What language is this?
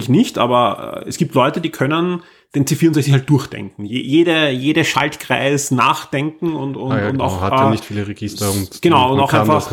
German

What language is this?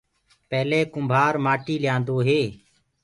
Gurgula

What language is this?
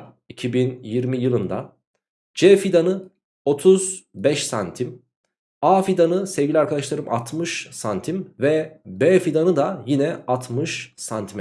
Turkish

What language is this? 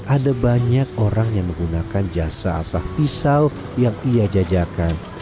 Indonesian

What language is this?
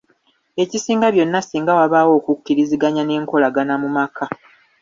Ganda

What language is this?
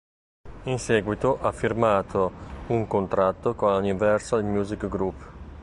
Italian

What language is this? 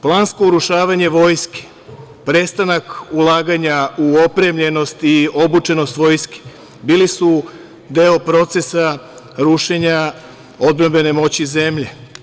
Serbian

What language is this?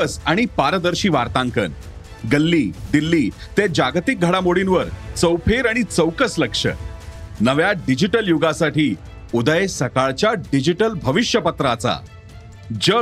Marathi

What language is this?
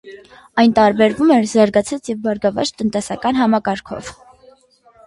Armenian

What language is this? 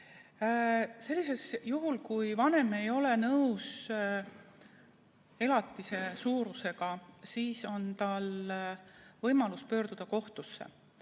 Estonian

